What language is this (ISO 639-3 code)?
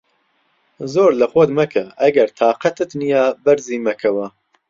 ckb